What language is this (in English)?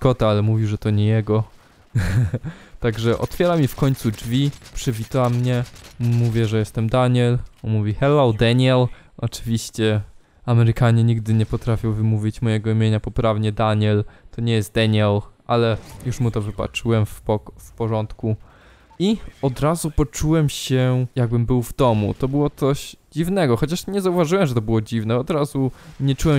Polish